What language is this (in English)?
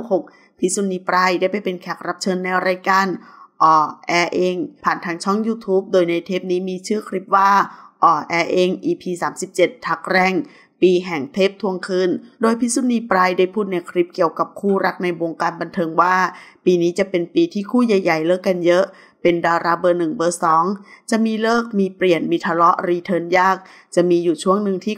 Thai